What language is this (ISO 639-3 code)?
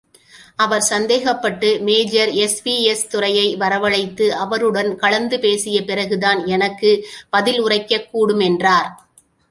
tam